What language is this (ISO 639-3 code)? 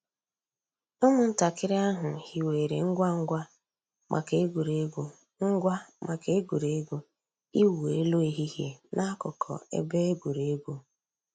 ibo